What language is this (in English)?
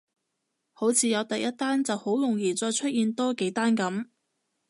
Cantonese